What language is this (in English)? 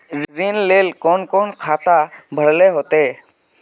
Magahi